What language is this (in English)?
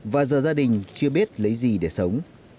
Vietnamese